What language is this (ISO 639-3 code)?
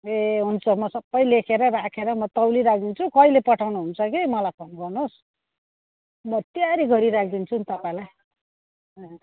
nep